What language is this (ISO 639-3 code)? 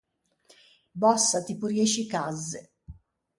lij